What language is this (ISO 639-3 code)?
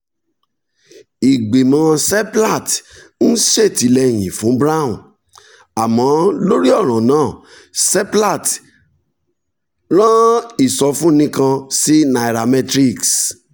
yor